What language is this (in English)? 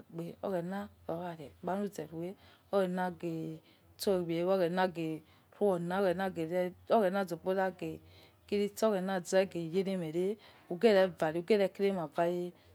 Yekhee